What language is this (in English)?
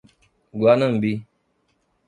Portuguese